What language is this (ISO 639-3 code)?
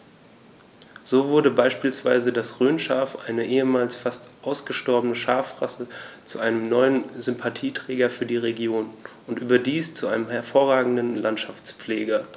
deu